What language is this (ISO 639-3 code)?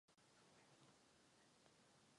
ces